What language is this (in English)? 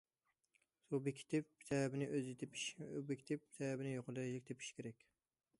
Uyghur